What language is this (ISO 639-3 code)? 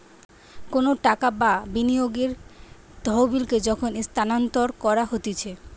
ben